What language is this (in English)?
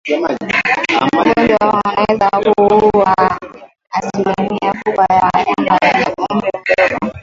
Swahili